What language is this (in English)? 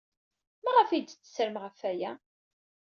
Kabyle